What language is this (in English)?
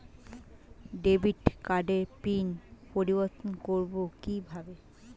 Bangla